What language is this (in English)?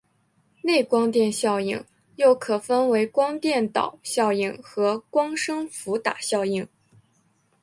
Chinese